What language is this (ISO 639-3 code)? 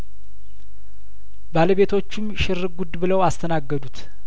amh